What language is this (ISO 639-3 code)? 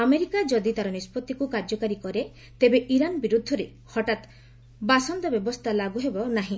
ori